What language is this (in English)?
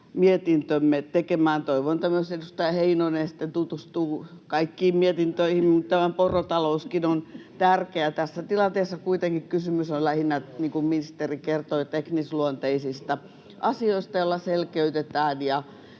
Finnish